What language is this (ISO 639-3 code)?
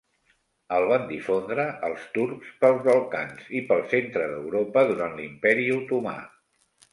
cat